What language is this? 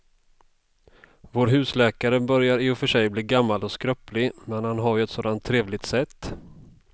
Swedish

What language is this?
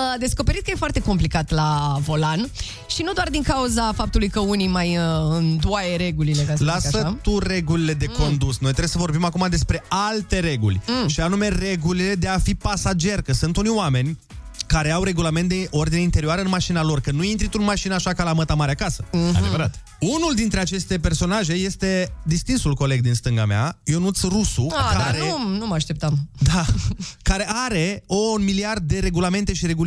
Romanian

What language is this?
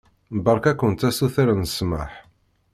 Kabyle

